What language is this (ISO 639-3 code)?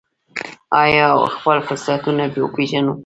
pus